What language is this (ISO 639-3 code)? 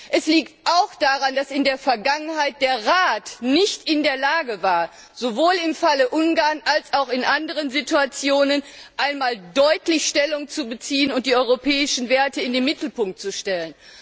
deu